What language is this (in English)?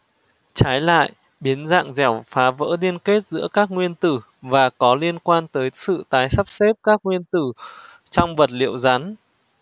Vietnamese